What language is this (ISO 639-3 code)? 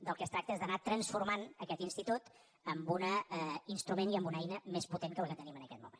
cat